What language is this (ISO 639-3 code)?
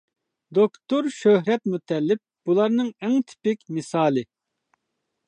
uig